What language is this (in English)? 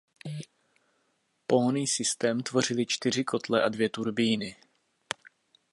Czech